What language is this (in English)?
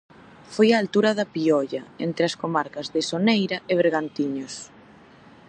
Galician